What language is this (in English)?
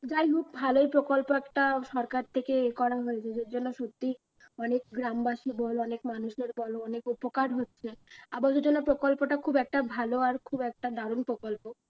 Bangla